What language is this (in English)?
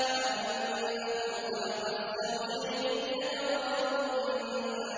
Arabic